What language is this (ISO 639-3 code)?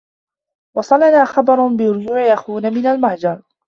ara